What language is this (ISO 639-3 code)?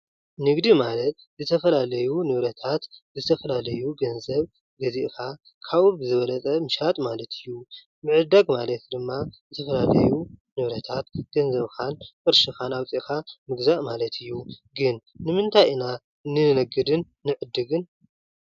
tir